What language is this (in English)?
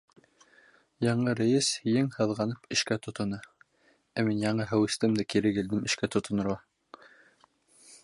Bashkir